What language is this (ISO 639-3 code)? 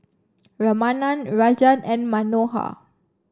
eng